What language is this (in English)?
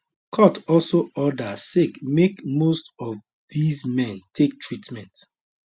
Nigerian Pidgin